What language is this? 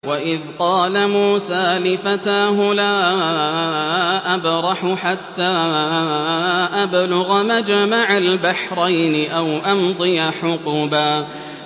Arabic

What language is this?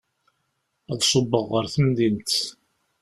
Kabyle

